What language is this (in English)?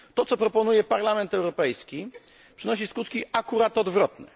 Polish